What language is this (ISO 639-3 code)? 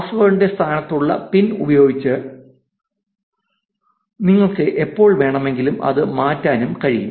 mal